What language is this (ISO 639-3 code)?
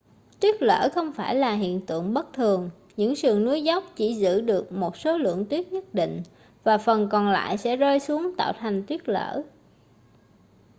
vie